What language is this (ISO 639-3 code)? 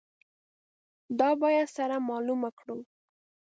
pus